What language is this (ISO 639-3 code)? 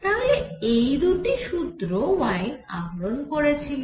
ben